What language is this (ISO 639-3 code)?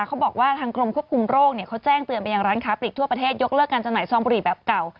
tha